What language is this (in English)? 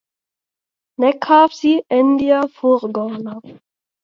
Latvian